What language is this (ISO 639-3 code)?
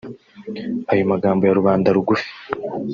kin